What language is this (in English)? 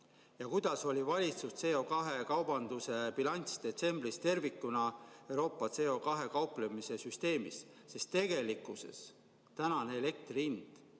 Estonian